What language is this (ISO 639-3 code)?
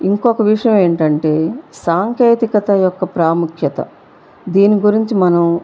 tel